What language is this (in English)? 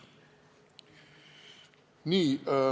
Estonian